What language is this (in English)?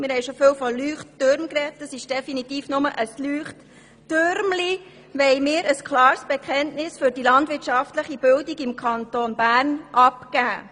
Swiss German